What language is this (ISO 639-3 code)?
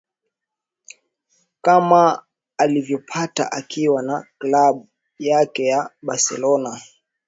swa